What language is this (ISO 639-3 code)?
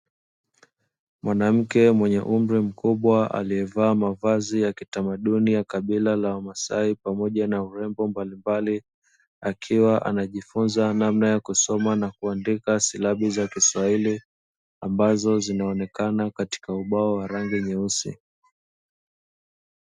swa